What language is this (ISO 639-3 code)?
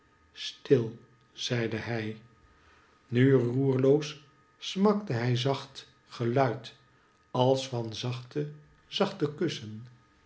nld